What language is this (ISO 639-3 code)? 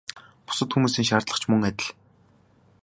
mon